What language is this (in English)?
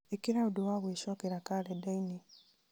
Kikuyu